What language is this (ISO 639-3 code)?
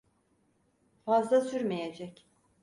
tur